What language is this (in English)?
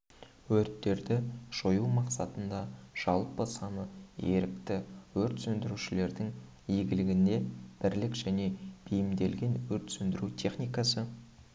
Kazakh